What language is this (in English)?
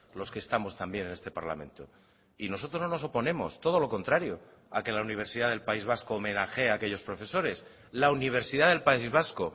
Spanish